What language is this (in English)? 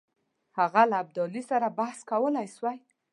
Pashto